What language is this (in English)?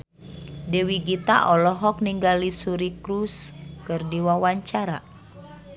Sundanese